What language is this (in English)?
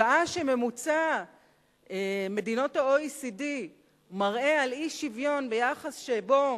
Hebrew